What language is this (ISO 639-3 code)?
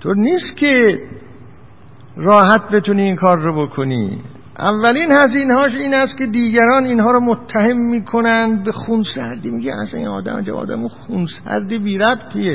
fas